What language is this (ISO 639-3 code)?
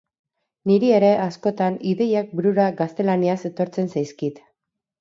eus